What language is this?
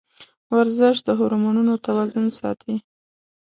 Pashto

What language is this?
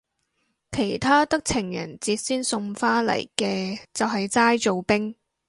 Cantonese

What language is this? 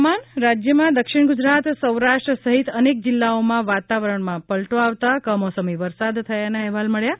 Gujarati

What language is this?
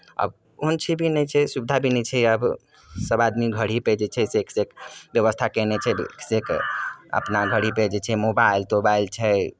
Maithili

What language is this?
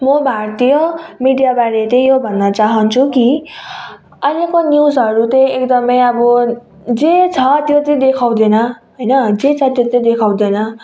Nepali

